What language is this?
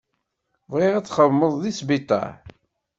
Kabyle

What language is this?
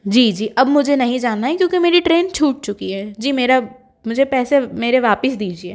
Hindi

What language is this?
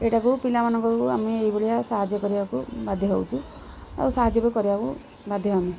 Odia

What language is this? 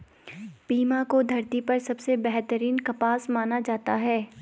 Hindi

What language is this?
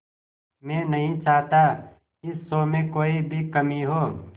Hindi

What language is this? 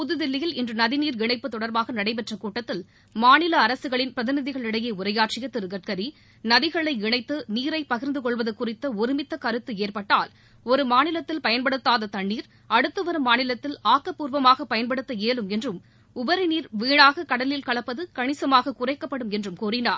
Tamil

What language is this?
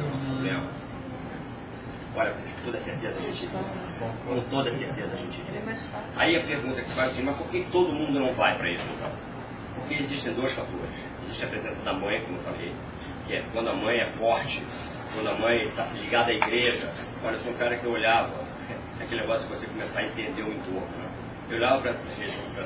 Portuguese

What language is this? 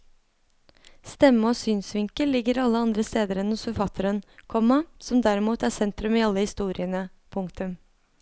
Norwegian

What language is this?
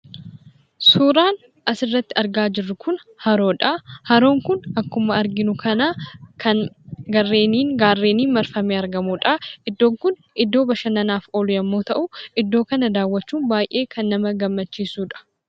Oromo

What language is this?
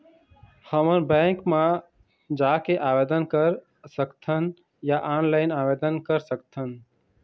Chhattisgarhi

